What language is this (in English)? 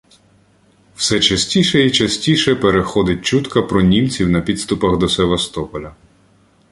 Ukrainian